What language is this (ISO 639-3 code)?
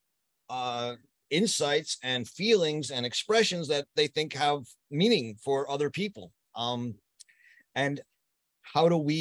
eng